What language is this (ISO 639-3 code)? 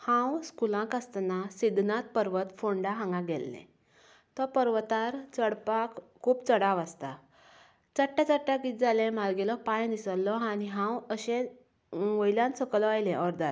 kok